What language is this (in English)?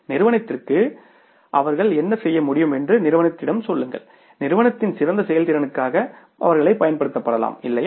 Tamil